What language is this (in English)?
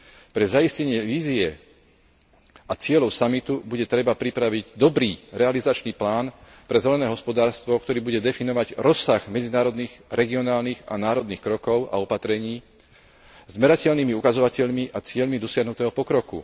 Slovak